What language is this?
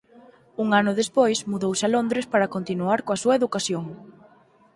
Galician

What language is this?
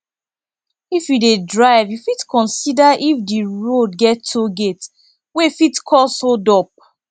Nigerian Pidgin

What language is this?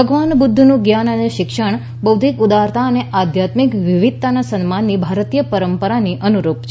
Gujarati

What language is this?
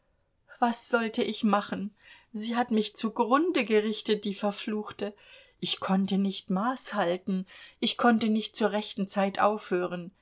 German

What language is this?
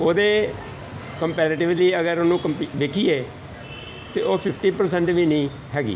Punjabi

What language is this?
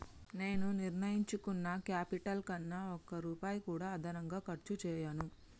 Telugu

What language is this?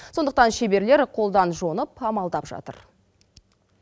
Kazakh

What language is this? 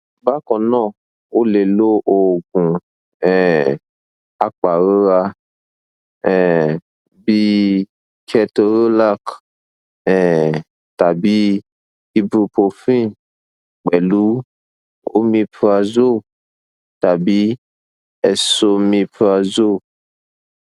Yoruba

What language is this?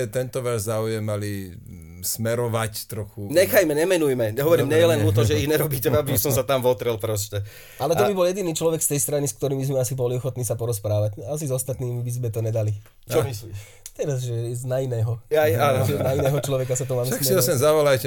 Slovak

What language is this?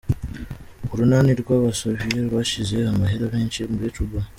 Kinyarwanda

